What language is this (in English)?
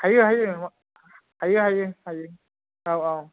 Bodo